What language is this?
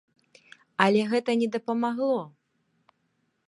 Belarusian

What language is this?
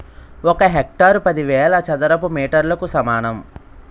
Telugu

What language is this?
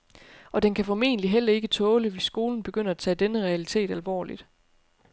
Danish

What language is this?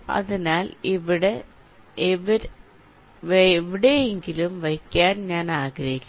Malayalam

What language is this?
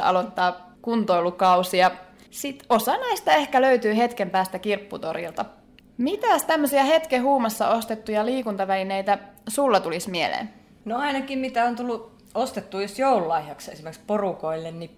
Finnish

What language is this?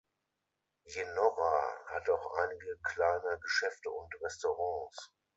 German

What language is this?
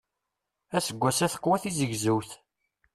Kabyle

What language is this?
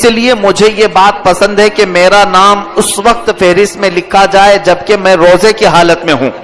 Urdu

